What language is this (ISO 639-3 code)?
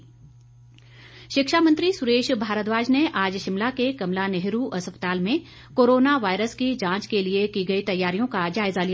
hin